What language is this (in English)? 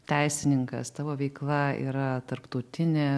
Lithuanian